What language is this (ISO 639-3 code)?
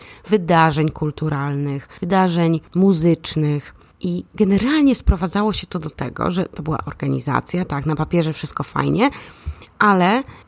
pol